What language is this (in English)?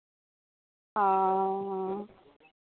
Santali